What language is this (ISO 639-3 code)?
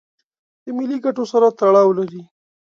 pus